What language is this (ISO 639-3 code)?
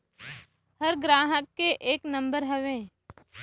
bho